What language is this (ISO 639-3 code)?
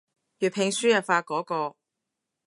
yue